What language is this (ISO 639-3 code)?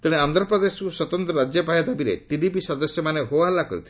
ori